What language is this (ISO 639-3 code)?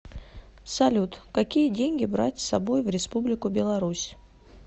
rus